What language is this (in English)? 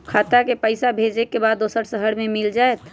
Magahi